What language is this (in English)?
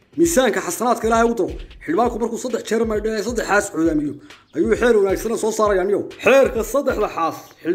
Arabic